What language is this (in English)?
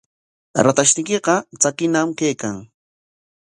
Corongo Ancash Quechua